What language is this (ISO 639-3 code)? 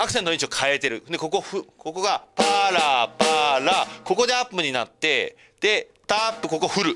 jpn